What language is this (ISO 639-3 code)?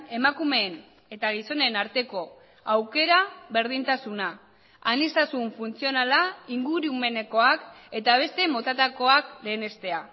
eus